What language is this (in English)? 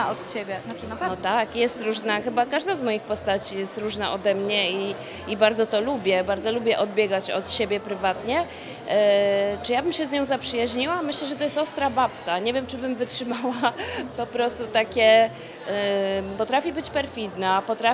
Polish